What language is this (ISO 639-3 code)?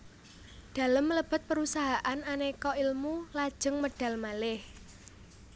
jav